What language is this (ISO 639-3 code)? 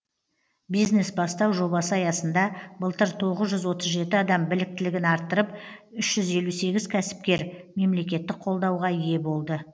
kaz